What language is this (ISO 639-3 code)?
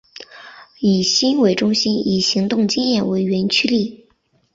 zho